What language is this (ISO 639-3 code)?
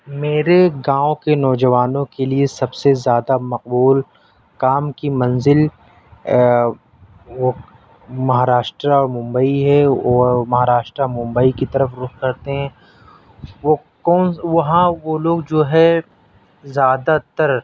urd